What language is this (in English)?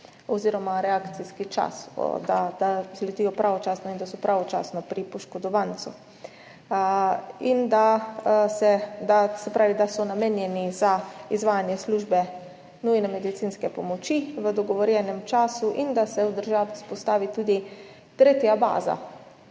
Slovenian